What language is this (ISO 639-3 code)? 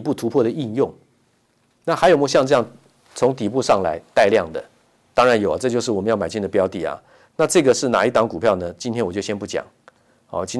zho